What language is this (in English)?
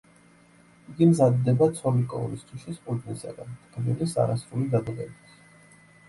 Georgian